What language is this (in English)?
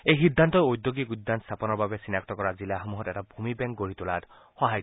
Assamese